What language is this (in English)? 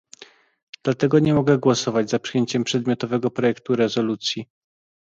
Polish